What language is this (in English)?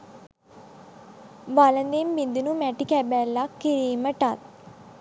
Sinhala